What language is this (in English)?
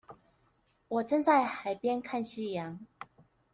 Chinese